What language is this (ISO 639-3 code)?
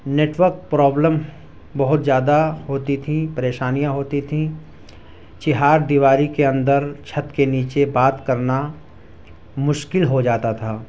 urd